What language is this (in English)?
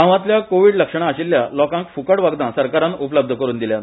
Konkani